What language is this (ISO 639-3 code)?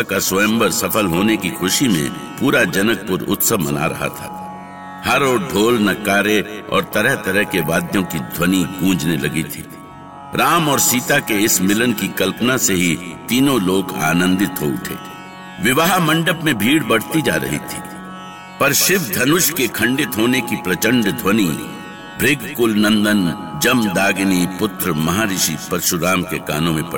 hin